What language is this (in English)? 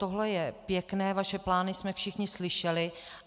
Czech